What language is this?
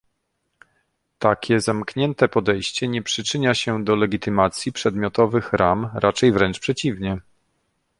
Polish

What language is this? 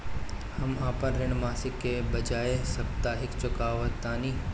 Bhojpuri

